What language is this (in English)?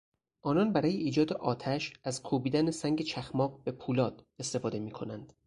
Persian